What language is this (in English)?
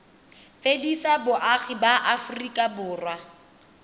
Tswana